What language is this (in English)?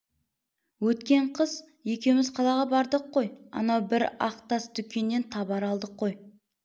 Kazakh